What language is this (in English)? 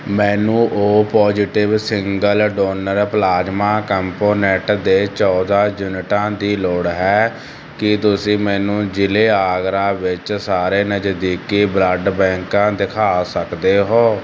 Punjabi